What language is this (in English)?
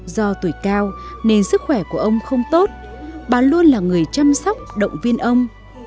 Vietnamese